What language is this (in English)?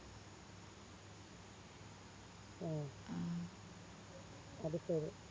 Malayalam